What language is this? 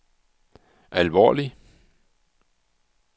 Danish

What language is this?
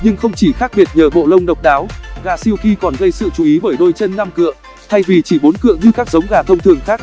Vietnamese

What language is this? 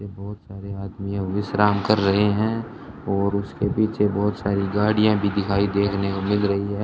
Hindi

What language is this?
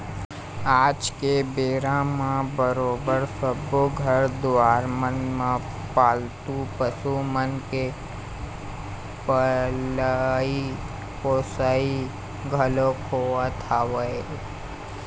Chhattisgarhi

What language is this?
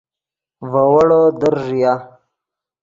Yidgha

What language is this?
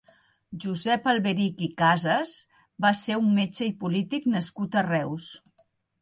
Catalan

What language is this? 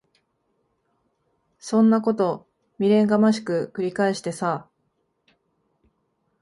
Japanese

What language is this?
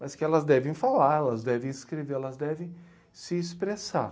Portuguese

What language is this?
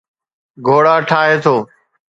Sindhi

